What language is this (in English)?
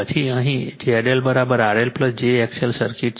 Gujarati